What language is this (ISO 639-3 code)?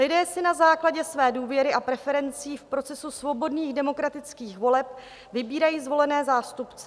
ces